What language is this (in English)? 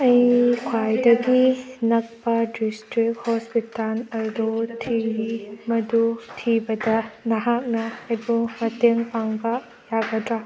Manipuri